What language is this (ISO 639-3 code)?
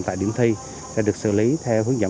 vie